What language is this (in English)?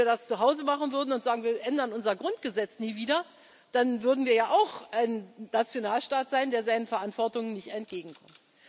German